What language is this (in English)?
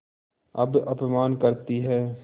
Hindi